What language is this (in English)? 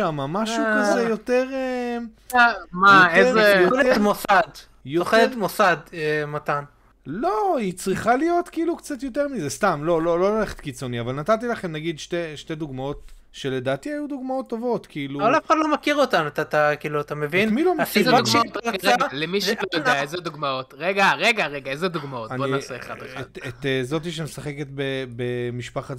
Hebrew